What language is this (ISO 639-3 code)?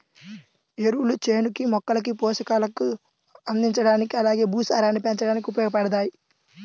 tel